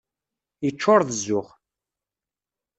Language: Kabyle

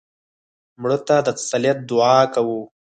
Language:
Pashto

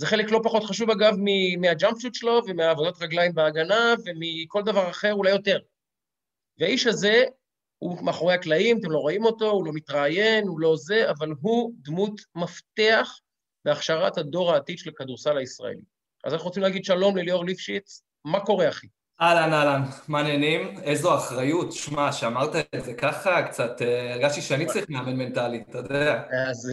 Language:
Hebrew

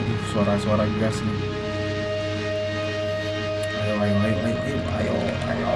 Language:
Indonesian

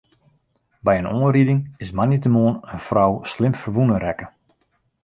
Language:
Western Frisian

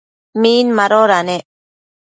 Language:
Matsés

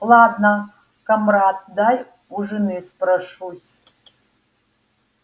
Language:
Russian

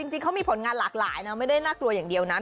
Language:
Thai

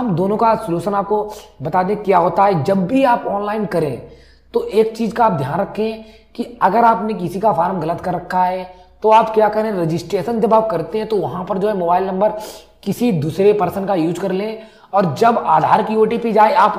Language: Hindi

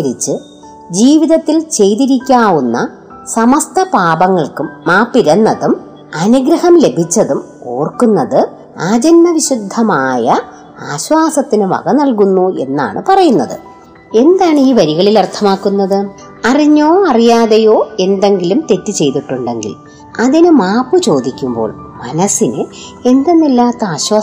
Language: Malayalam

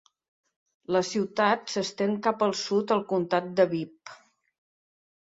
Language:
Catalan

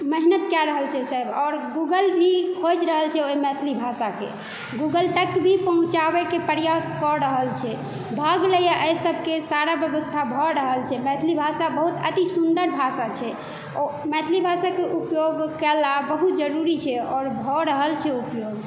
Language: Maithili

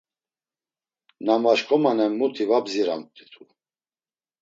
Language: Laz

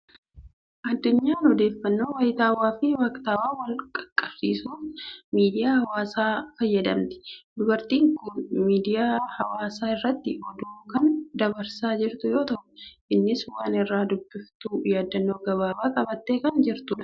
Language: Oromo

